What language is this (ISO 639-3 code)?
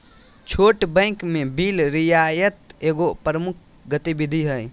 mag